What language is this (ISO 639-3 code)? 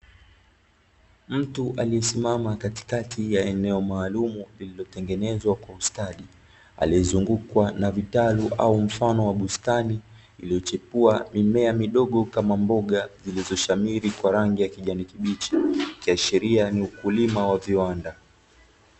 swa